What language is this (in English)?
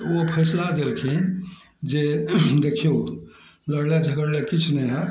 Maithili